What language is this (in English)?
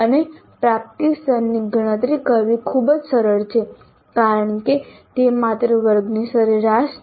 Gujarati